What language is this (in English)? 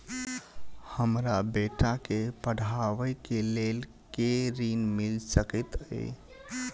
Maithili